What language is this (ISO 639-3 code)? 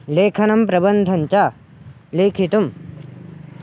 san